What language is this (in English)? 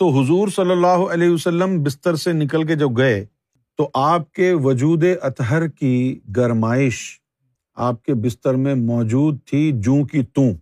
Urdu